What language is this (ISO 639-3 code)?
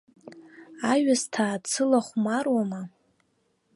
abk